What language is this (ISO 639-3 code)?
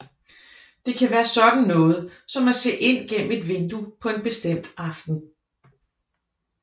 dan